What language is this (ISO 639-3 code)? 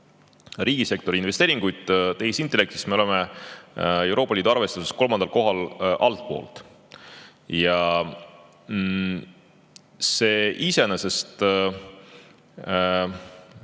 est